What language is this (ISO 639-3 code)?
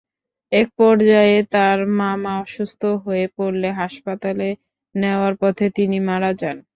ben